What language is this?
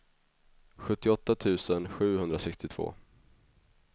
Swedish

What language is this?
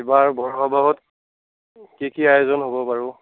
Assamese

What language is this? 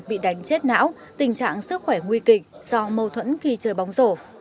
Vietnamese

